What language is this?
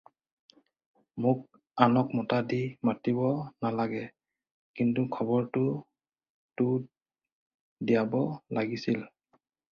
Assamese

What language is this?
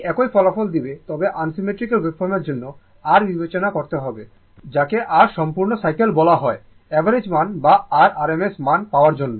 Bangla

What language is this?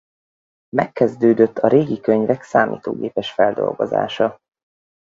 Hungarian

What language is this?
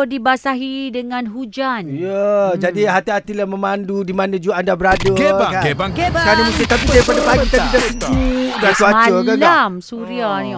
Malay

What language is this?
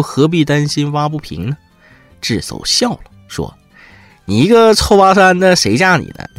Chinese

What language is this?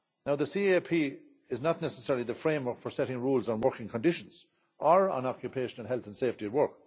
English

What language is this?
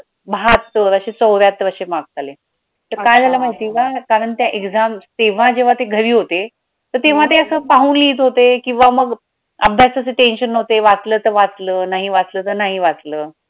Marathi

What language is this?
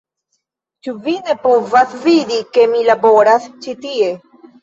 Esperanto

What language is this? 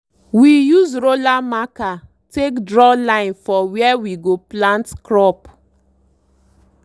Nigerian Pidgin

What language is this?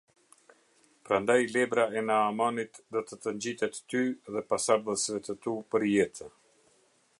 Albanian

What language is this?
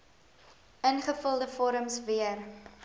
Afrikaans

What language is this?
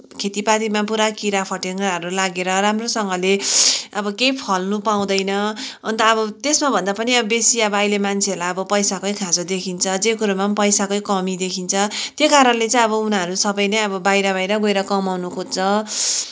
Nepali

